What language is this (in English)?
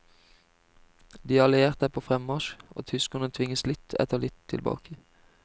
Norwegian